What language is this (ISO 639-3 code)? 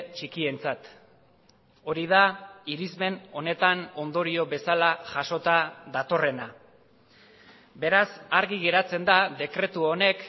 eus